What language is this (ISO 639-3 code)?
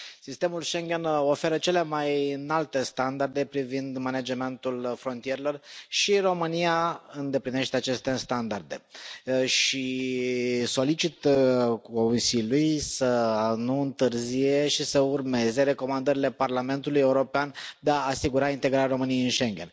ron